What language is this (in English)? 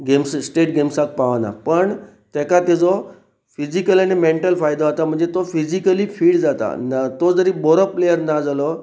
Konkani